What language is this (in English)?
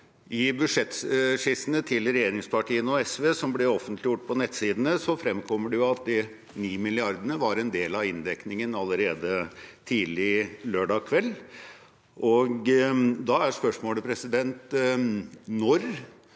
Norwegian